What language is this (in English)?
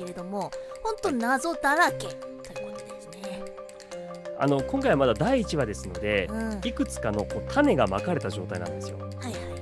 Japanese